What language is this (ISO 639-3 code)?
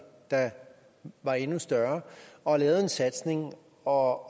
dan